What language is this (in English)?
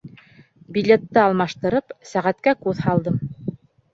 Bashkir